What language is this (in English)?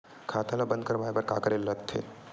Chhattisgarhi